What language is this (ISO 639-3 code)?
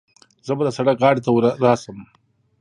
pus